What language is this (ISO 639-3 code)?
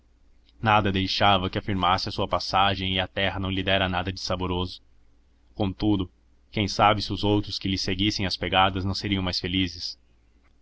por